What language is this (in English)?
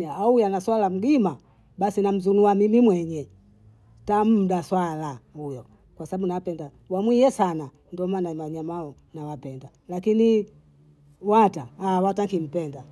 Bondei